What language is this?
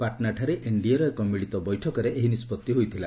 Odia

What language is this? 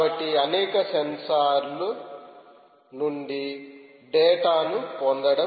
Telugu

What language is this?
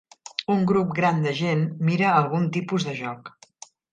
Catalan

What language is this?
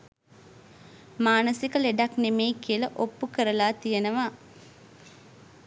Sinhala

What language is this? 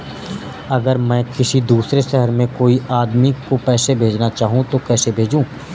Hindi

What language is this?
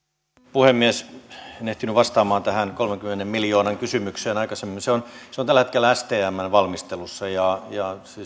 Finnish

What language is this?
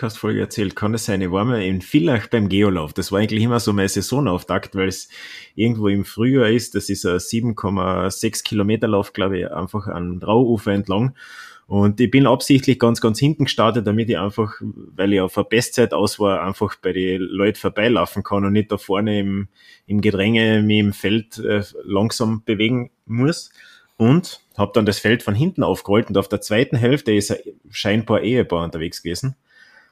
German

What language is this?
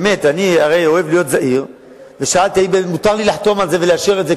Hebrew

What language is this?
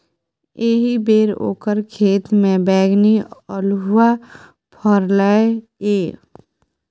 Maithili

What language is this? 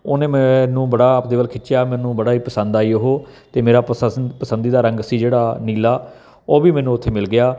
Punjabi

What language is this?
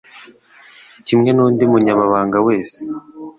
Kinyarwanda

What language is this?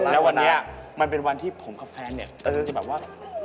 Thai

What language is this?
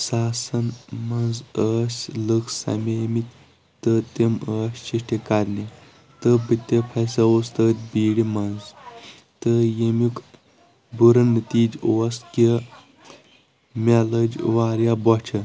Kashmiri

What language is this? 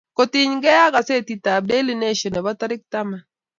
Kalenjin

